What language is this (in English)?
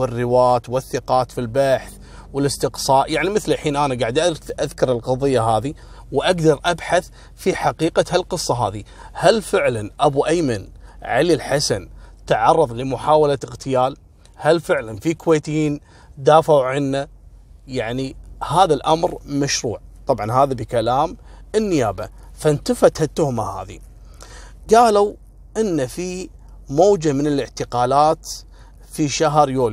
Arabic